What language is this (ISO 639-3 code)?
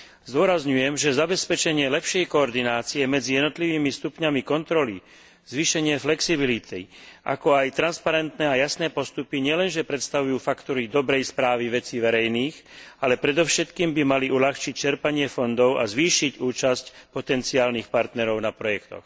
slk